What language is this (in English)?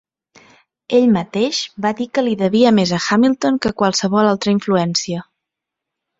Catalan